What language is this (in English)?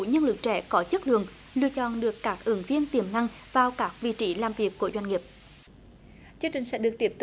Vietnamese